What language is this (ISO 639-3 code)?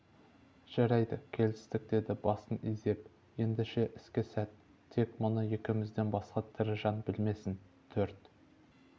kaz